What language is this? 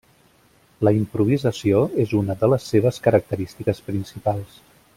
Catalan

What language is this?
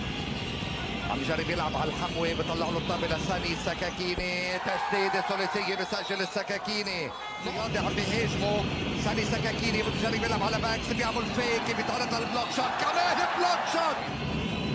Arabic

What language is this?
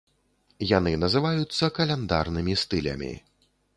Belarusian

